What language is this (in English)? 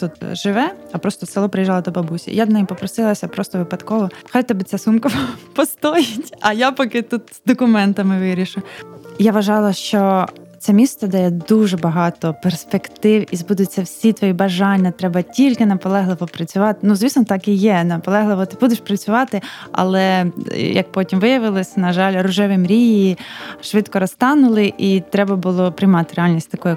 Ukrainian